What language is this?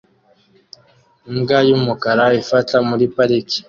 Kinyarwanda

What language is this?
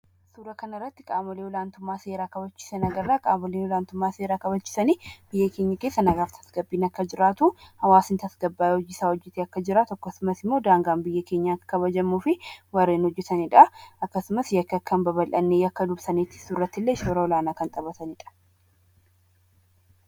Oromo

